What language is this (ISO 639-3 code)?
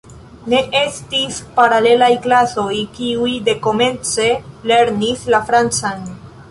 epo